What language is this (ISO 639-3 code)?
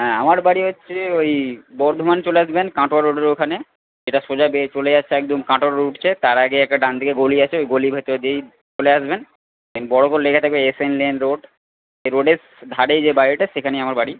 ben